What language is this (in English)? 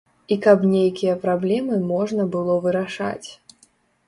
Belarusian